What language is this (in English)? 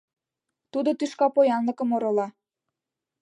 Mari